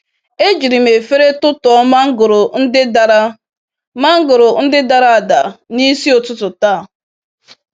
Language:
Igbo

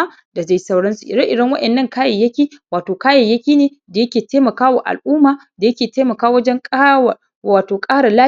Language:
Hausa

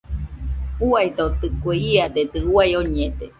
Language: Nüpode Huitoto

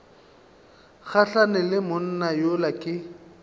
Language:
Northern Sotho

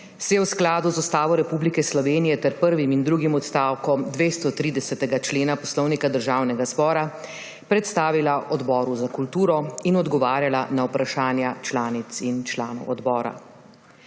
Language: Slovenian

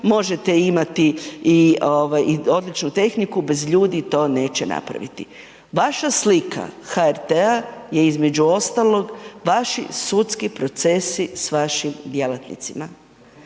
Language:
Croatian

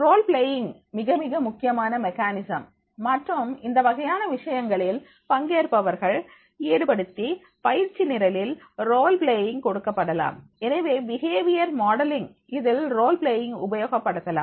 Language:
Tamil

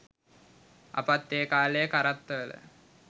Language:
Sinhala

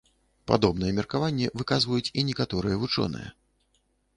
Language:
Belarusian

